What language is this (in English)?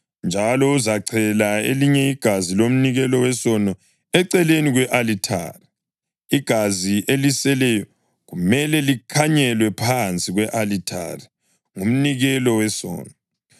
North Ndebele